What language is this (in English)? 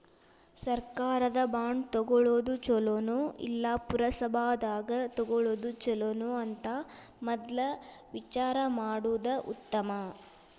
Kannada